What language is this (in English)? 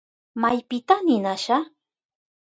Southern Pastaza Quechua